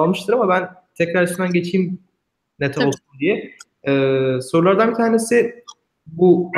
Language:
Turkish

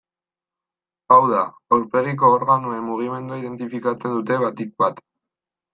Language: Basque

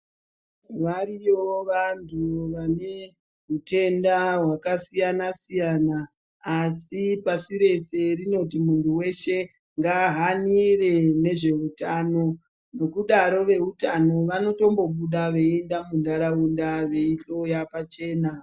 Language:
Ndau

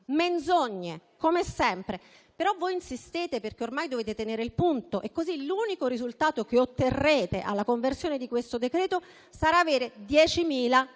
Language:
Italian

